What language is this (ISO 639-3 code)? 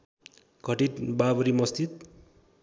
nep